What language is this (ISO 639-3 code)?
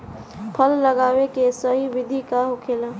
bho